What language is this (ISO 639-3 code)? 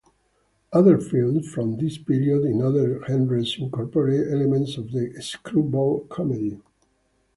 eng